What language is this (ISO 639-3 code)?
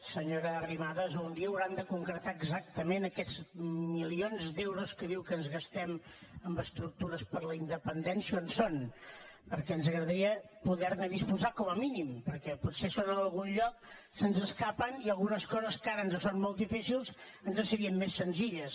cat